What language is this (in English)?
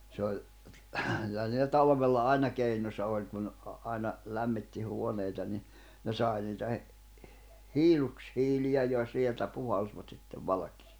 Finnish